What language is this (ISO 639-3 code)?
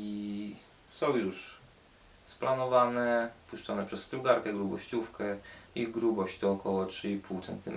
pol